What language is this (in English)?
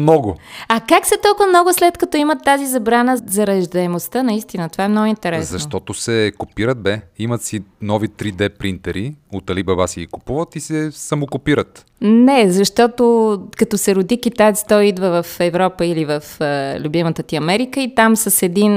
Bulgarian